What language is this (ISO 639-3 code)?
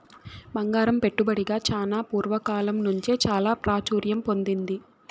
tel